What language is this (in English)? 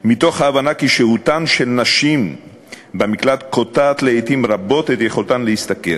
Hebrew